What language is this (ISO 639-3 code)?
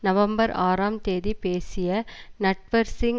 tam